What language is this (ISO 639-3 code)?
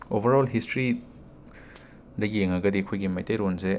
mni